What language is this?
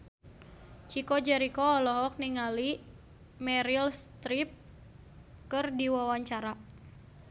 Sundanese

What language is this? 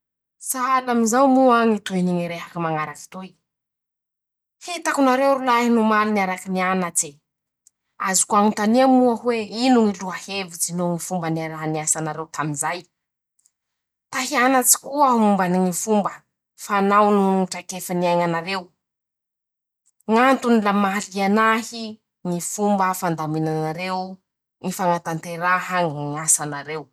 Masikoro Malagasy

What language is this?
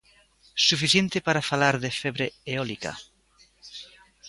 Galician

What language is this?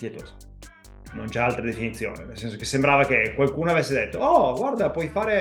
Italian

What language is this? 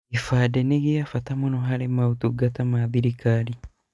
Kikuyu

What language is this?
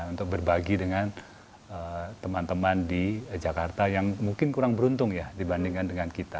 Indonesian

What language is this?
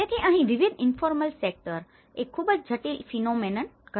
Gujarati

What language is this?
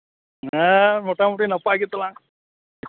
Santali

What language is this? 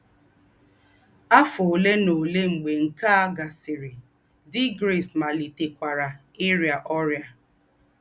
Igbo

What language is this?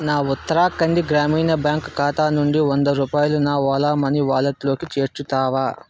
Telugu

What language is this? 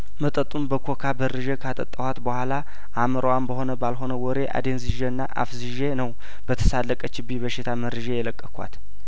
Amharic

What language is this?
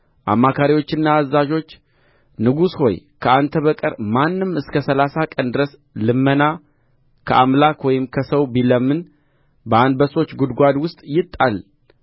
Amharic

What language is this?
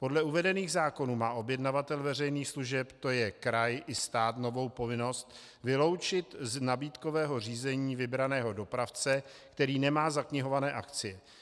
Czech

